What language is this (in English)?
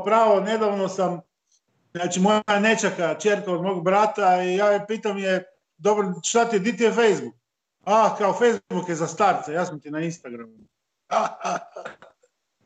Croatian